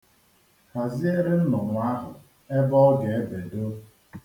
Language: Igbo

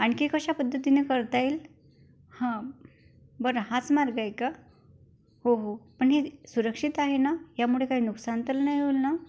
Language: Marathi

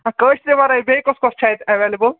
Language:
Kashmiri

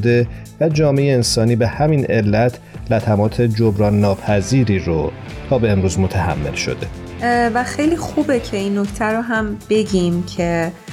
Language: Persian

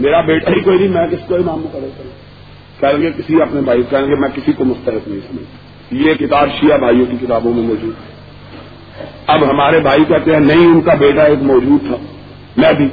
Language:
Urdu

